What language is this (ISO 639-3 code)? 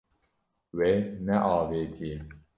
kur